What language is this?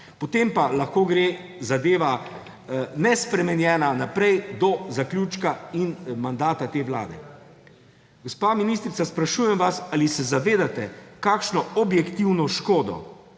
Slovenian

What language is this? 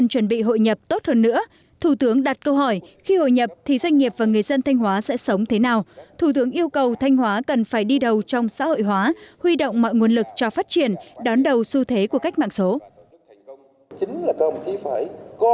Vietnamese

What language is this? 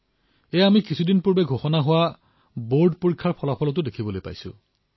Assamese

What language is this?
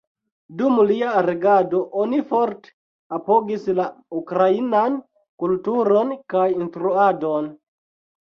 Esperanto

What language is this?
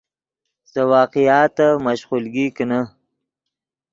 Yidgha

